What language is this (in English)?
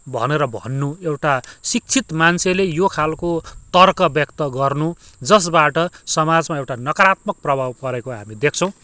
Nepali